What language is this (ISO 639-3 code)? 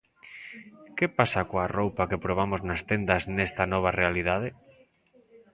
glg